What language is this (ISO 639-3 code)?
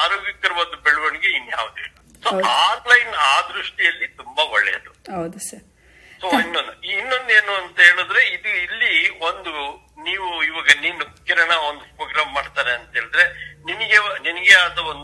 kan